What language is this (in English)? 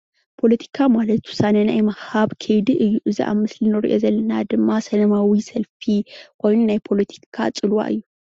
Tigrinya